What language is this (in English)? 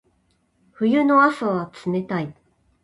Japanese